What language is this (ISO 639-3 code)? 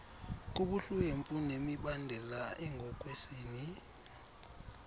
xho